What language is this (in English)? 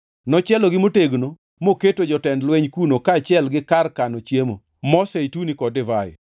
Luo (Kenya and Tanzania)